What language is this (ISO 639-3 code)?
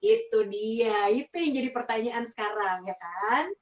ind